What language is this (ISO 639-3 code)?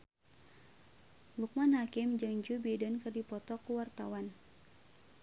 sun